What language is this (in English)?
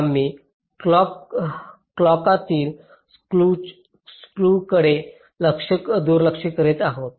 Marathi